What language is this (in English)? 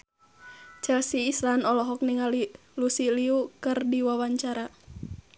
Sundanese